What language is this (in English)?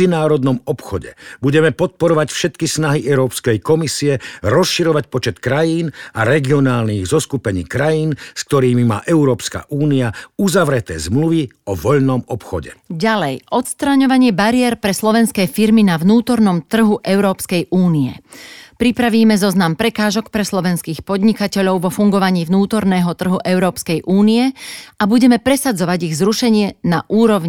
Slovak